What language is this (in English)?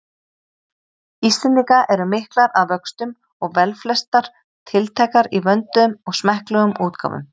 Icelandic